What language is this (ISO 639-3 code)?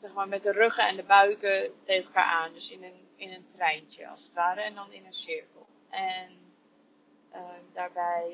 nld